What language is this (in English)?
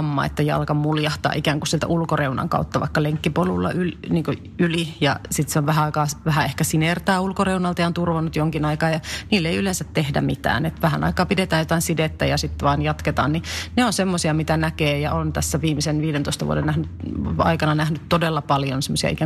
Finnish